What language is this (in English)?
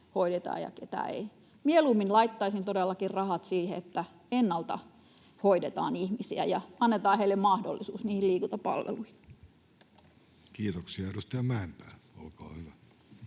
Finnish